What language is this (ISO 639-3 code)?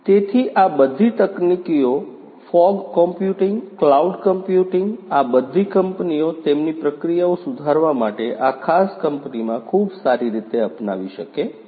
guj